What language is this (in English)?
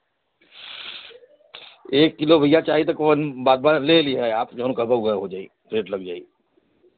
Hindi